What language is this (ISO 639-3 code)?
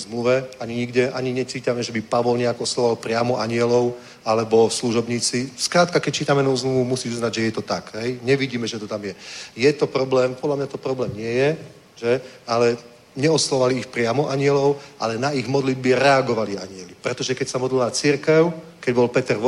ces